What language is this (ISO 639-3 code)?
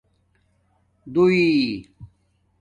dmk